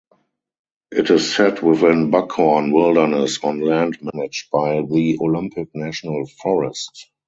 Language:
English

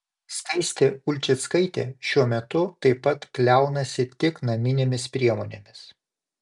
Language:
Lithuanian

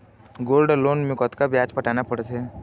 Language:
Chhattisgarhi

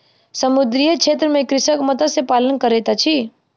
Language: Maithili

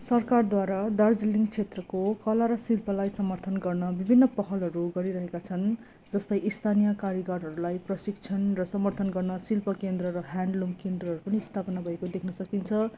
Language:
Nepali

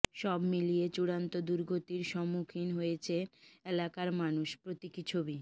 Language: Bangla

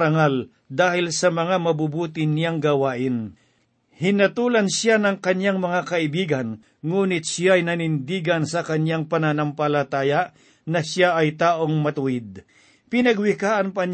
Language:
Filipino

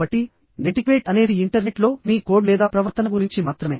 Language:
Telugu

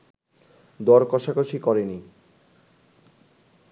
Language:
Bangla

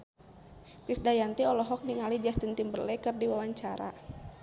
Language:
Sundanese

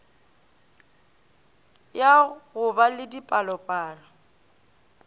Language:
Northern Sotho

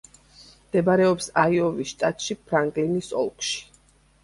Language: Georgian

